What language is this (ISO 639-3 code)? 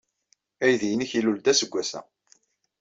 kab